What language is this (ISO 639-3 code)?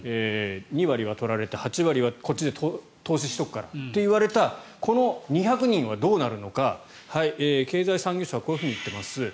jpn